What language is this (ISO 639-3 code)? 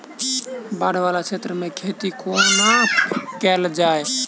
mai